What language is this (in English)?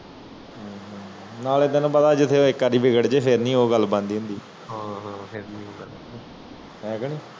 Punjabi